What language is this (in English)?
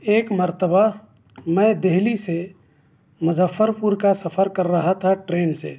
Urdu